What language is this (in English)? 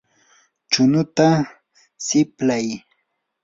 Yanahuanca Pasco Quechua